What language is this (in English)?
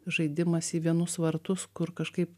Lithuanian